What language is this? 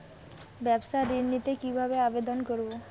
Bangla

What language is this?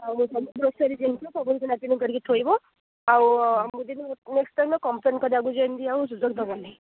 Odia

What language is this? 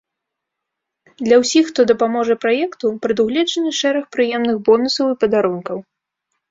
Belarusian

